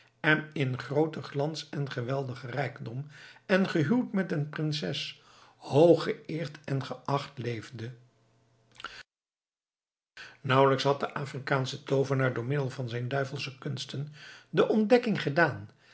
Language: Dutch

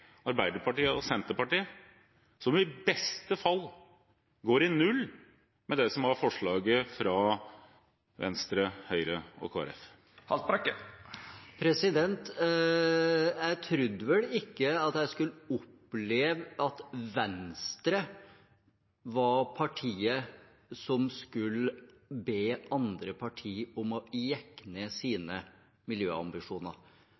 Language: Norwegian Bokmål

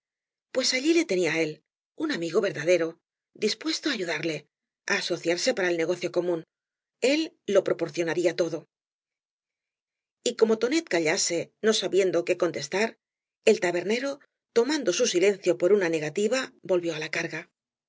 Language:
Spanish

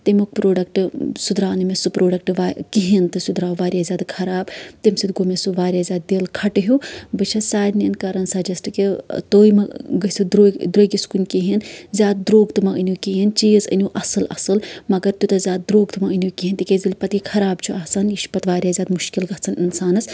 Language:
Kashmiri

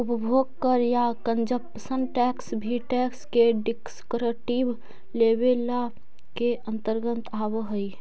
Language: Magahi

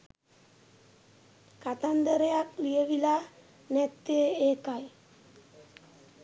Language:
Sinhala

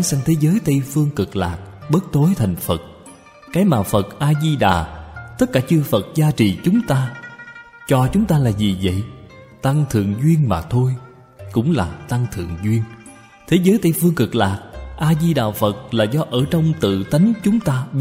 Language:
Vietnamese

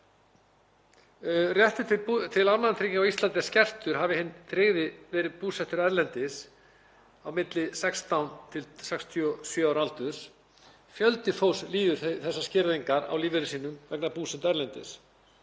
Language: Icelandic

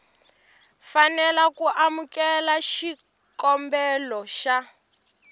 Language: Tsonga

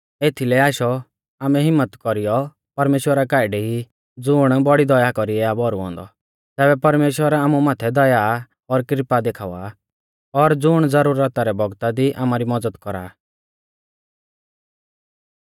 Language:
Mahasu Pahari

